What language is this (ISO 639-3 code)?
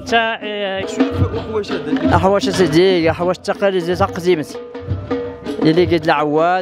ara